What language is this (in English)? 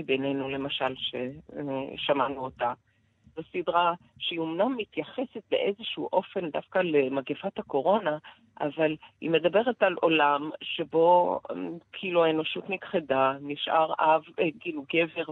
Hebrew